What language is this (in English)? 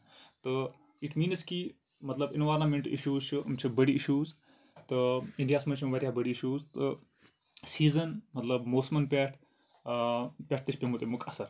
Kashmiri